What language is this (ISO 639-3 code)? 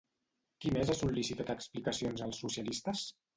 cat